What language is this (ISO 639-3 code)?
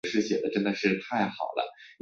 zho